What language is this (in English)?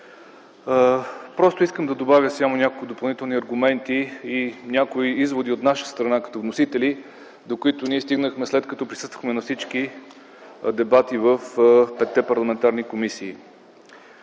Bulgarian